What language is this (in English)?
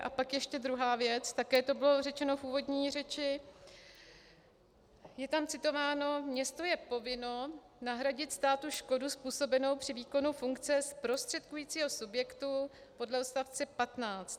Czech